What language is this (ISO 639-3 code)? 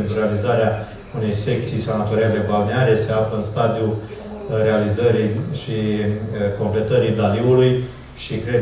ron